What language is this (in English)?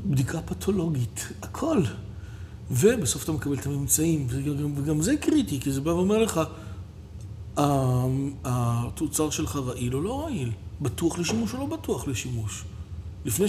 Hebrew